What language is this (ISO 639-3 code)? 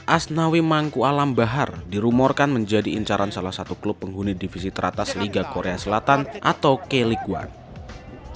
ind